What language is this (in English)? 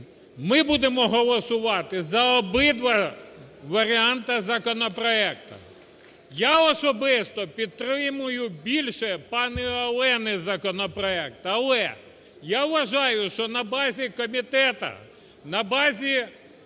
Ukrainian